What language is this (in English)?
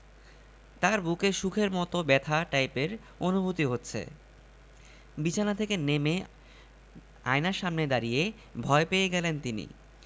Bangla